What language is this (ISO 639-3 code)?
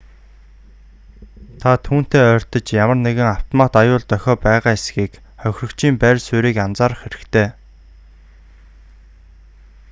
mon